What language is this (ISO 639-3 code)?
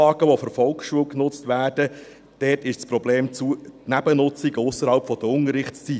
gsw